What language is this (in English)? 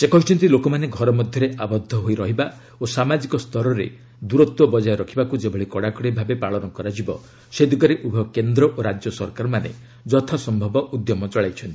Odia